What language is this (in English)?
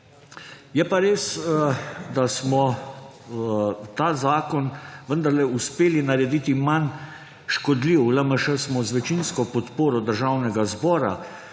Slovenian